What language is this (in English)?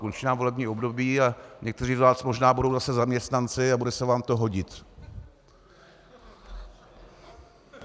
Czech